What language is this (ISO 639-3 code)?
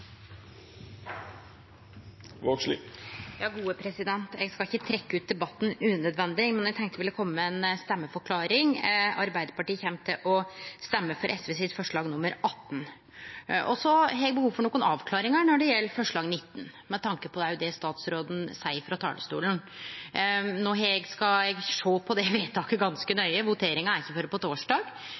nor